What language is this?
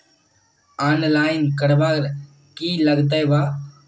Magahi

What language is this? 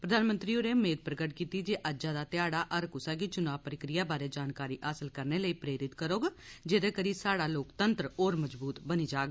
Dogri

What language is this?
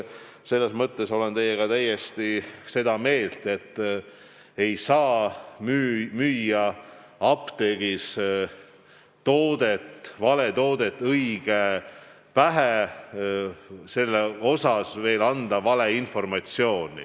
Estonian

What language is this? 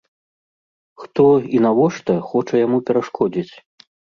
Belarusian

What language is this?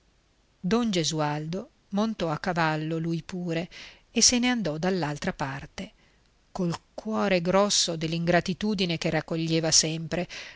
Italian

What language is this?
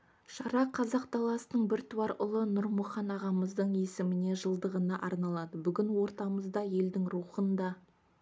Kazakh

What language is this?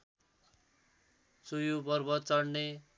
Nepali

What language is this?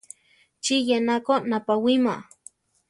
Central Tarahumara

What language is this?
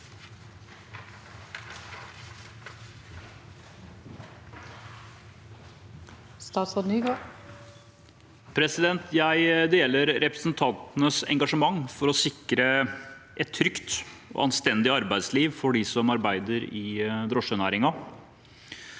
Norwegian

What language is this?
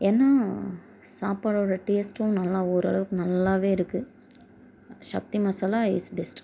Tamil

